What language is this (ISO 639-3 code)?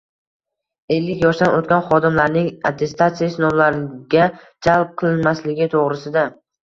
uzb